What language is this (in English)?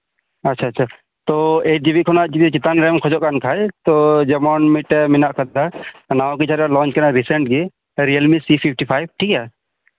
Santali